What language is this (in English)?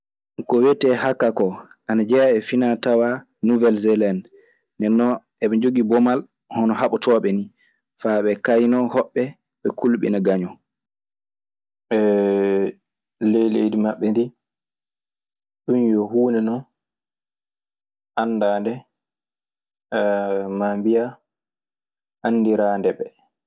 Maasina Fulfulde